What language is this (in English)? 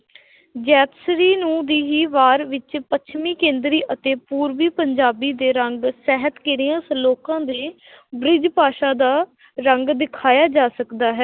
Punjabi